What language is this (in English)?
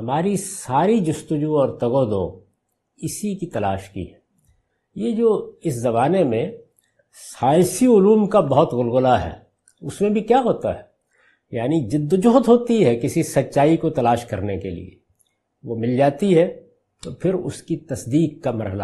Urdu